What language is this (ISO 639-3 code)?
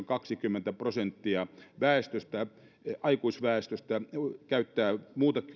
fin